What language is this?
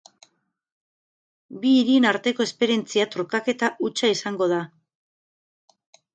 Basque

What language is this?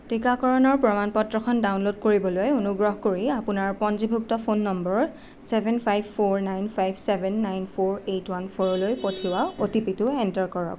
Assamese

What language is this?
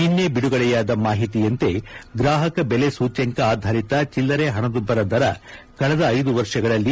Kannada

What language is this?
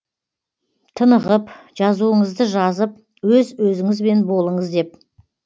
Kazakh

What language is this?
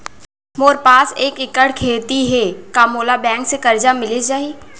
Chhattisgarhi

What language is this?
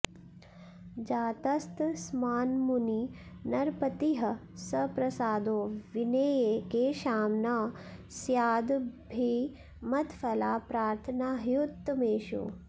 Sanskrit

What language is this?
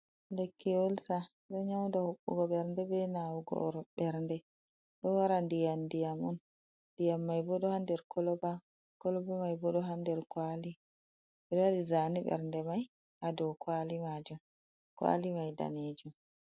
Fula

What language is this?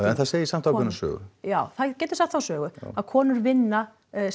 Icelandic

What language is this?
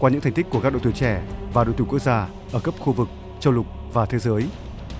Vietnamese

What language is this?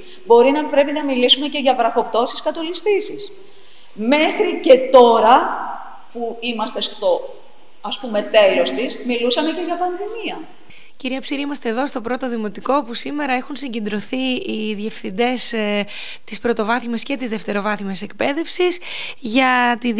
Greek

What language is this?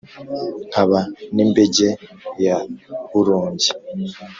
Kinyarwanda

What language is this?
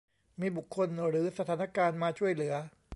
Thai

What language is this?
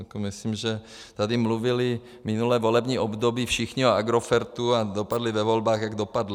Czech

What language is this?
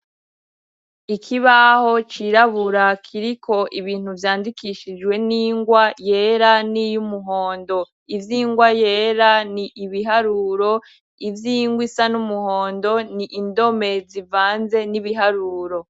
Rundi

